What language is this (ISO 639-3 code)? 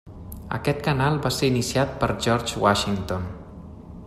cat